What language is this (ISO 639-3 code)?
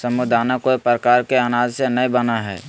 mag